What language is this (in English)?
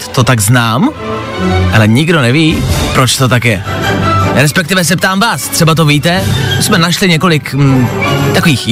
Czech